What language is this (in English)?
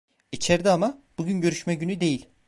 Turkish